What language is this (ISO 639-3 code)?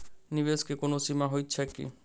mai